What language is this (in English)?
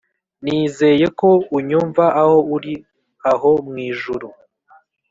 Kinyarwanda